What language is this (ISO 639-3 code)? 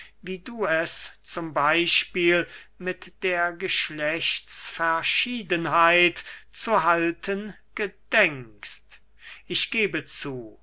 deu